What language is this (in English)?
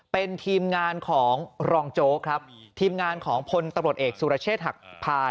Thai